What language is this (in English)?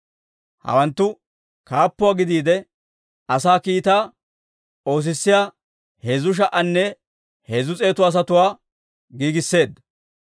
Dawro